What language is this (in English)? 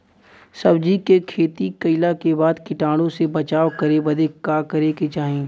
Bhojpuri